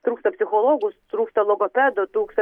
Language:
Lithuanian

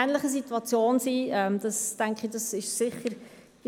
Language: Swiss German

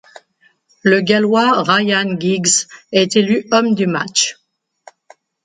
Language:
French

